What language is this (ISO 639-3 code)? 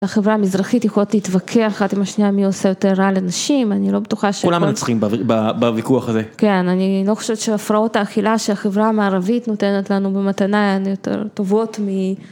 heb